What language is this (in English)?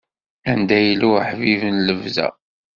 Kabyle